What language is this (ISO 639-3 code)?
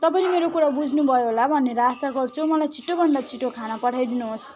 nep